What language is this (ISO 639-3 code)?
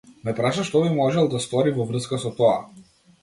mkd